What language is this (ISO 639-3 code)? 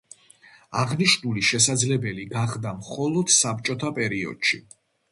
kat